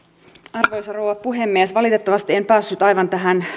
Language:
Finnish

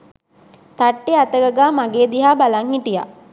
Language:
Sinhala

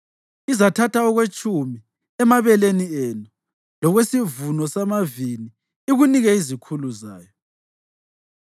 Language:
North Ndebele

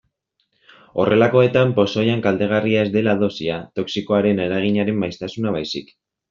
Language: Basque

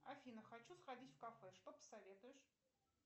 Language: Russian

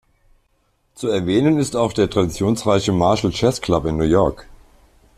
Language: German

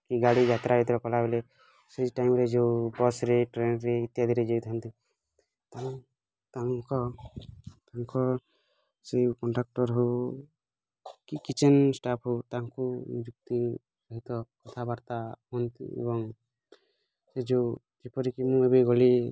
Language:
Odia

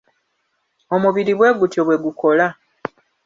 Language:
Ganda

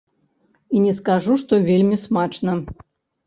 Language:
Belarusian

